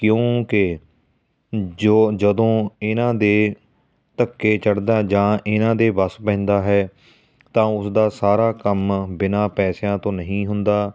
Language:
Punjabi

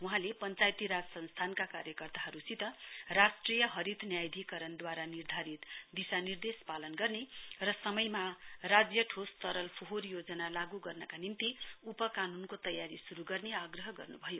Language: Nepali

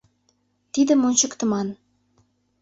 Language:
Mari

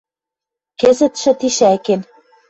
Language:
Western Mari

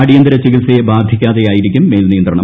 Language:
Malayalam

